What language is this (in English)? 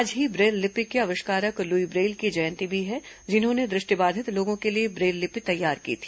Hindi